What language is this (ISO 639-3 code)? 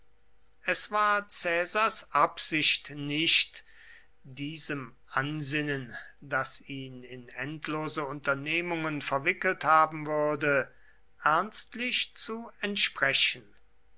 deu